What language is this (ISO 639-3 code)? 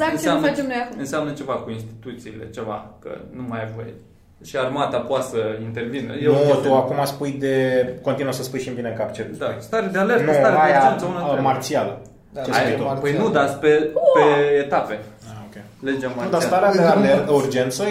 ron